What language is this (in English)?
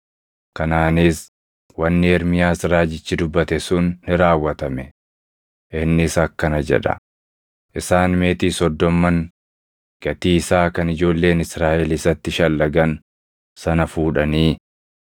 Oromo